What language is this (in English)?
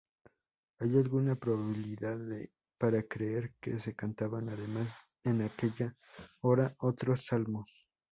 Spanish